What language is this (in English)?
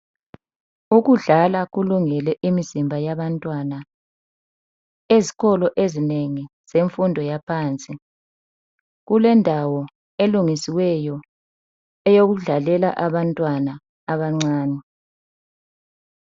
North Ndebele